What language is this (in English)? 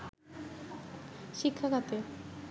Bangla